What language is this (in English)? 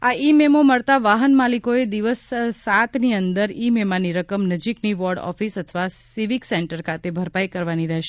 Gujarati